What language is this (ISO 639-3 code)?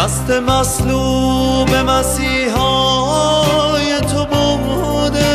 fas